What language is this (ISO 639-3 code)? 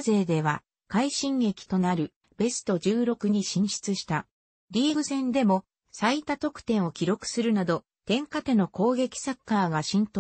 jpn